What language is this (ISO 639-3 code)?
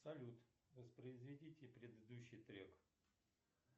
rus